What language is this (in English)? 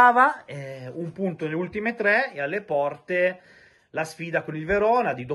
Italian